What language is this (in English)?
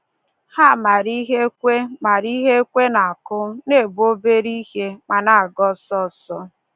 Igbo